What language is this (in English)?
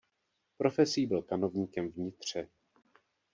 Czech